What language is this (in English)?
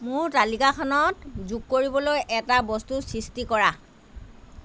Assamese